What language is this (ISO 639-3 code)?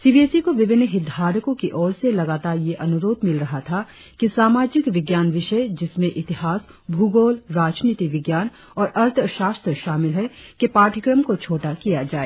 hin